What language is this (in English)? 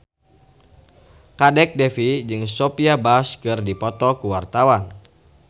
Sundanese